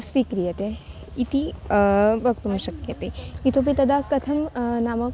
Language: Sanskrit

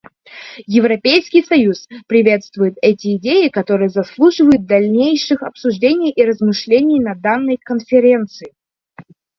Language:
Russian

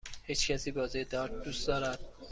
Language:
Persian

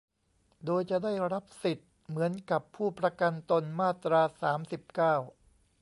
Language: Thai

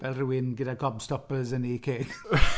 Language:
Welsh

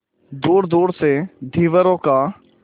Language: Hindi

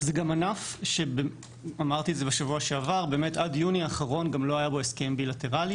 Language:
Hebrew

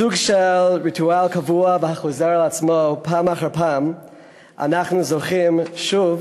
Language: Hebrew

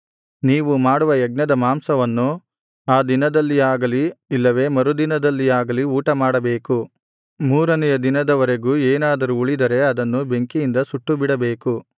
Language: Kannada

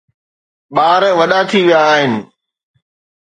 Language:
Sindhi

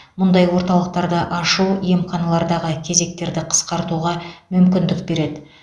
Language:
Kazakh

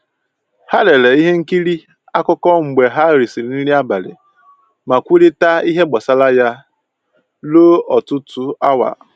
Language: Igbo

